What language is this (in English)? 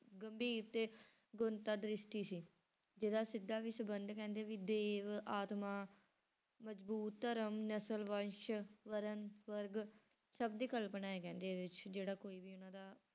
Punjabi